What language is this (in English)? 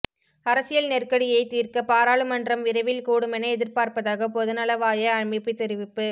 Tamil